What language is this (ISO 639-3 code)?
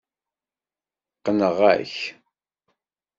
kab